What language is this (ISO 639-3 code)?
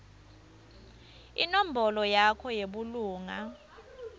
ssw